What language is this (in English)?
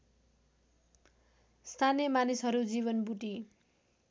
Nepali